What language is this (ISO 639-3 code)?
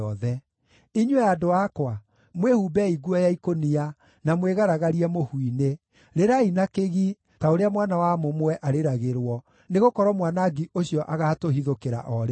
kik